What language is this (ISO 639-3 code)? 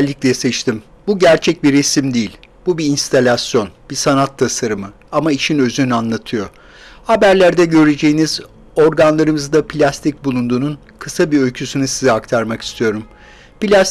tur